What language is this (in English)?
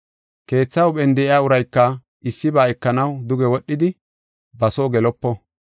Gofa